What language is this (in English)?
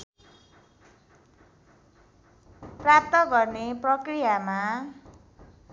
Nepali